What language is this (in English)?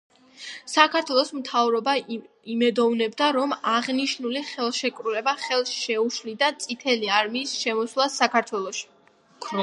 Georgian